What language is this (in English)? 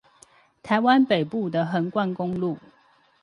Chinese